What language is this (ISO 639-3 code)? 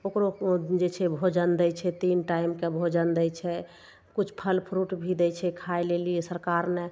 mai